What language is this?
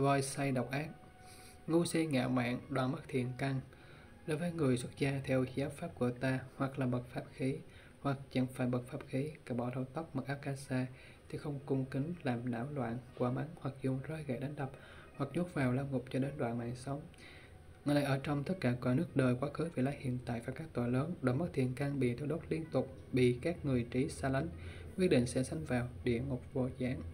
Vietnamese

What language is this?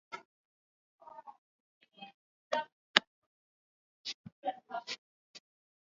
Swahili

